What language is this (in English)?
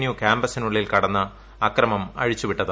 Malayalam